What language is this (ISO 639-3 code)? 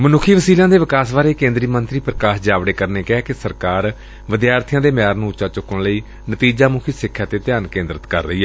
pan